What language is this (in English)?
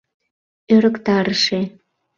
Mari